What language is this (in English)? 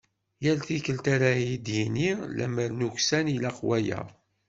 Kabyle